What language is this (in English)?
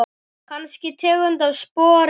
Icelandic